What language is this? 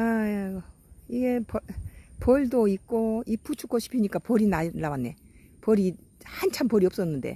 Korean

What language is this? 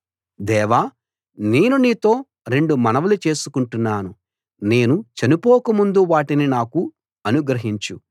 Telugu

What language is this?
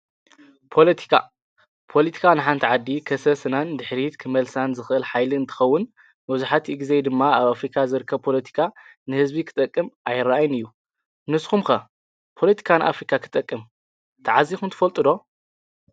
Tigrinya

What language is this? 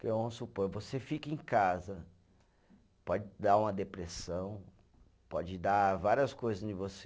Portuguese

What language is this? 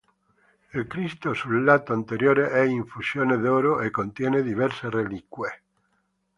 Italian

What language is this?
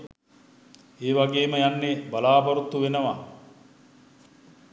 Sinhala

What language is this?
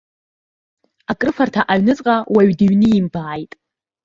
Abkhazian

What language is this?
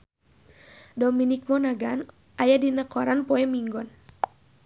Sundanese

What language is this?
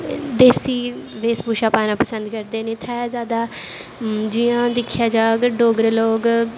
Dogri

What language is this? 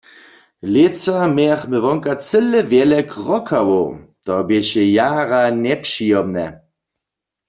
Upper Sorbian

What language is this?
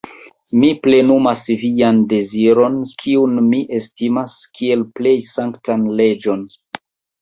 Esperanto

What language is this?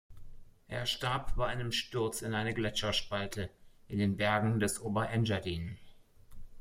German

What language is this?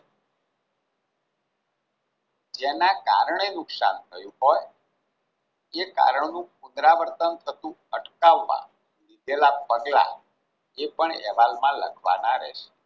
Gujarati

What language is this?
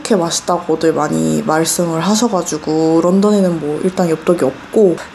Korean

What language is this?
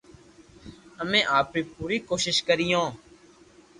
Loarki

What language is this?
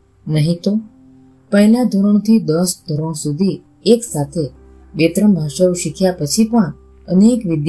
Gujarati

